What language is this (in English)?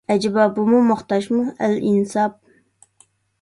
Uyghur